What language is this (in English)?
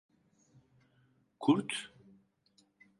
Turkish